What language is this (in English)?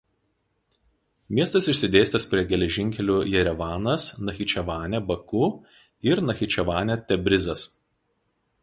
Lithuanian